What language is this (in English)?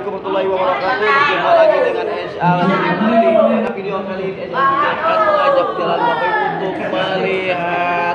Indonesian